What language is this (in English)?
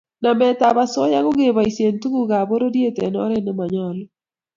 Kalenjin